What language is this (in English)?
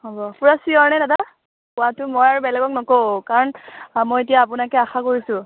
Assamese